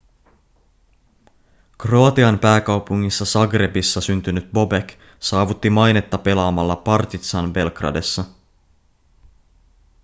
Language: Finnish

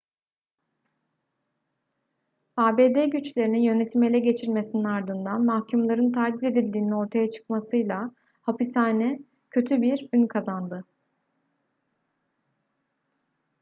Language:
Turkish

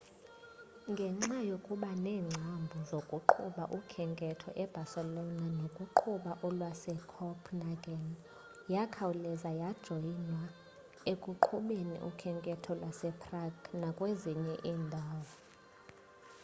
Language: Xhosa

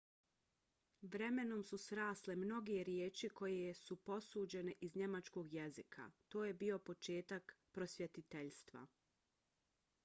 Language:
Bosnian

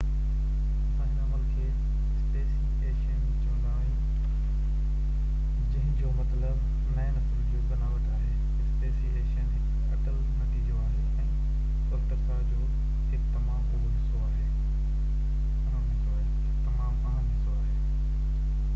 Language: Sindhi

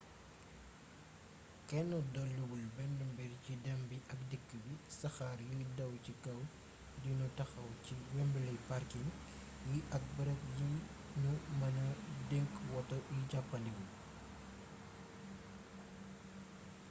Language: Wolof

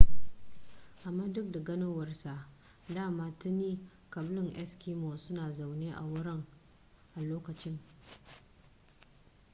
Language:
Hausa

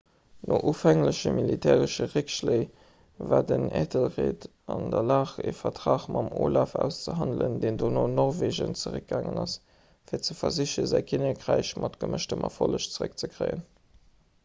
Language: Luxembourgish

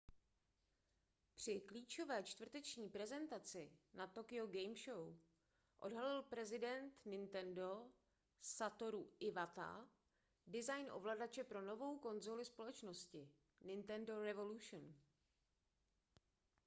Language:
Czech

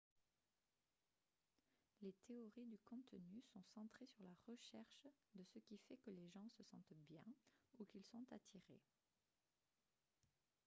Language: French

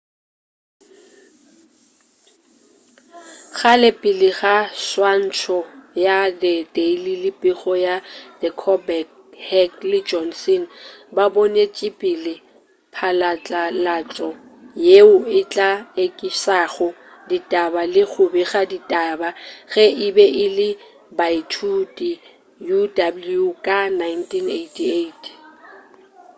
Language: Northern Sotho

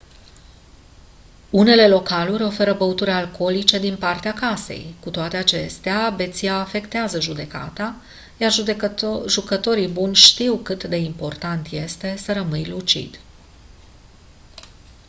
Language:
Romanian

